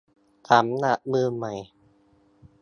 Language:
Thai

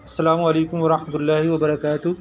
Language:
Urdu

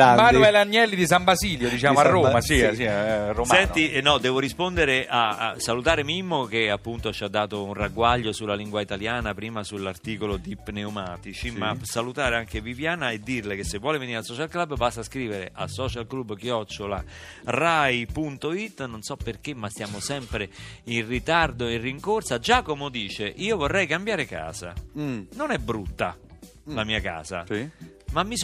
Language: Italian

